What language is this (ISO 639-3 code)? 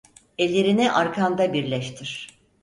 tur